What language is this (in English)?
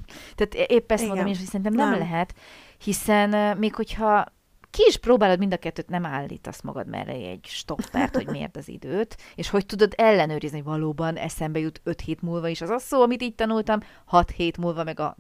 Hungarian